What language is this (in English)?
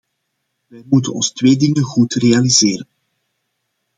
Dutch